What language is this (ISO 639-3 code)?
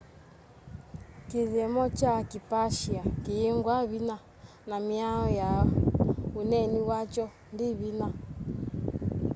kam